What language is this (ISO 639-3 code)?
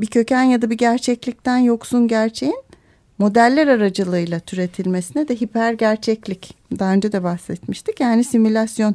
tur